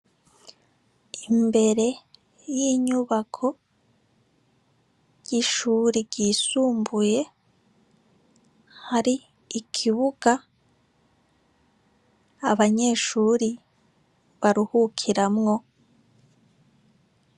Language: Rundi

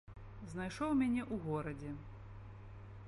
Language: Belarusian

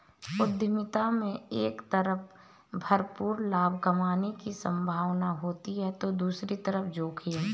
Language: Hindi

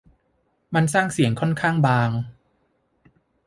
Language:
Thai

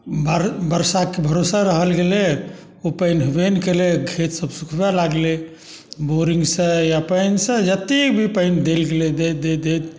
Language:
Maithili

